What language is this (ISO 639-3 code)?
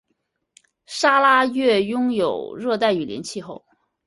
zho